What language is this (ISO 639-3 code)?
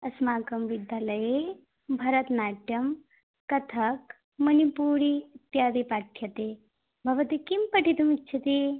san